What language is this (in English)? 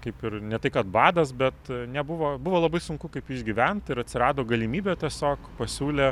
Lithuanian